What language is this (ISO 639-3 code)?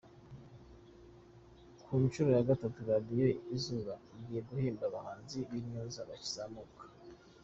kin